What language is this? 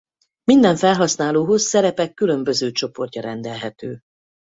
Hungarian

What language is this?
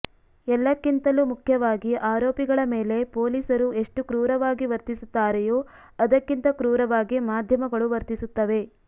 Kannada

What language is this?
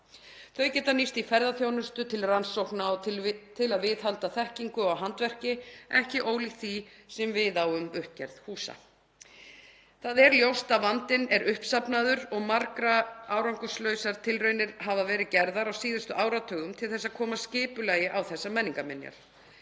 Icelandic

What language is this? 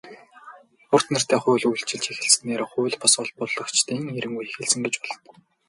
Mongolian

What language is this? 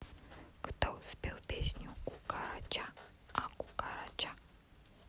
Russian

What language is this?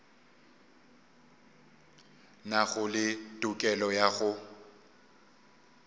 Northern Sotho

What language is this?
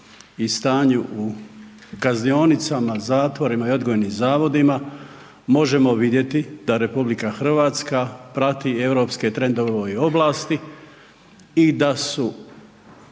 Croatian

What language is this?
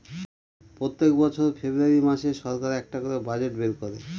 Bangla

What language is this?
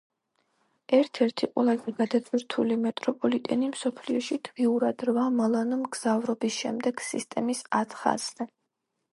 Georgian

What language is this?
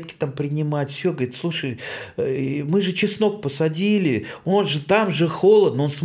Russian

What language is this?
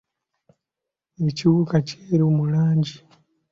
Ganda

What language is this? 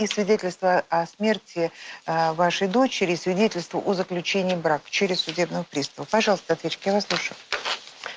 Russian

